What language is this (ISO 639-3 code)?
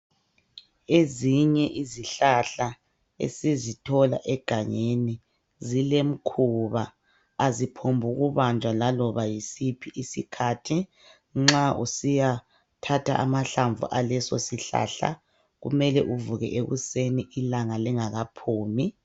nde